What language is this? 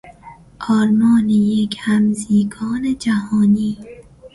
Persian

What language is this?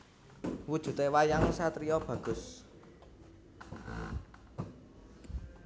Javanese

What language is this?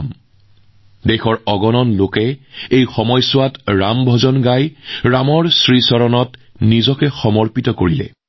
Assamese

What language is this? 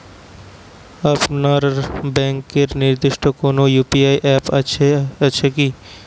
Bangla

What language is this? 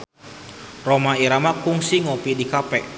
Sundanese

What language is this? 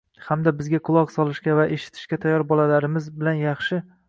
Uzbek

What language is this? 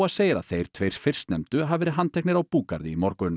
Icelandic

